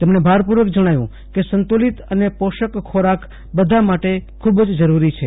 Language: Gujarati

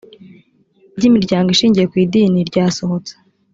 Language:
Kinyarwanda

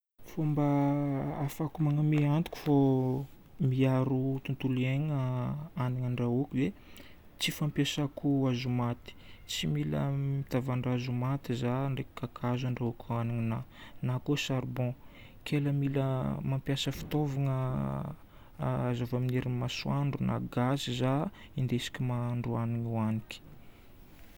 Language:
Northern Betsimisaraka Malagasy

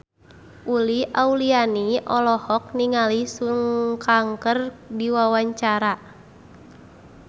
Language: Sundanese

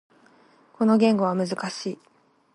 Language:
Japanese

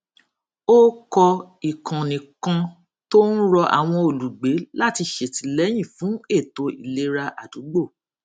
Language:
Yoruba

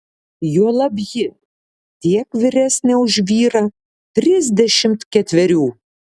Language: Lithuanian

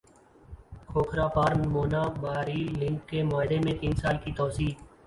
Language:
Urdu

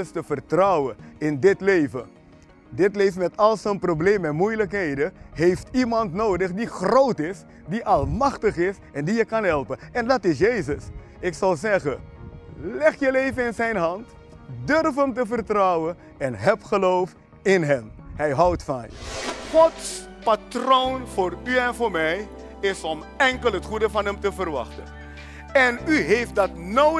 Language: Dutch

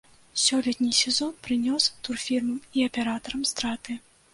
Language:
Belarusian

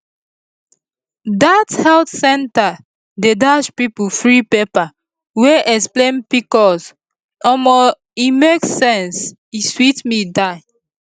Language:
Nigerian Pidgin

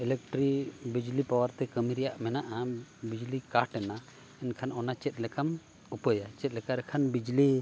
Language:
Santali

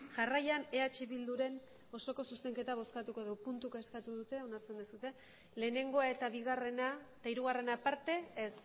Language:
Basque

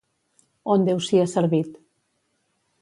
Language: Catalan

